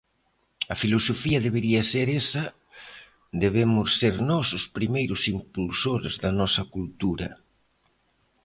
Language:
Galician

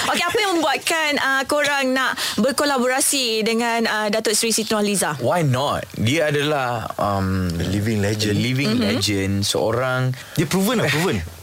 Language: Malay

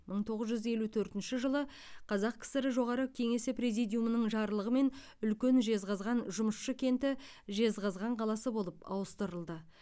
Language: Kazakh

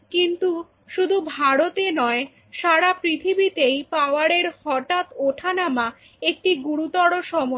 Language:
Bangla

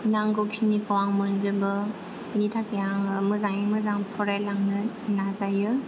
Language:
Bodo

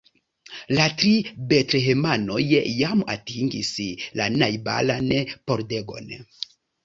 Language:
Esperanto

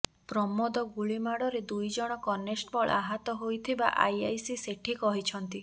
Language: Odia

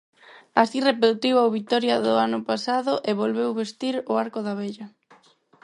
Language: Galician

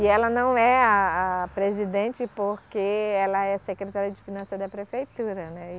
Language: Portuguese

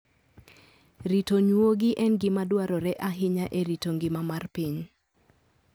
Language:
Luo (Kenya and Tanzania)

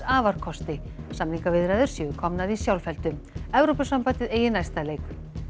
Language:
Icelandic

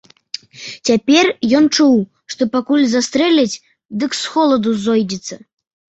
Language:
Belarusian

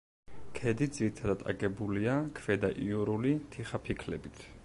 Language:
Georgian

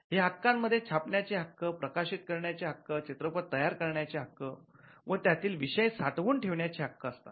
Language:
Marathi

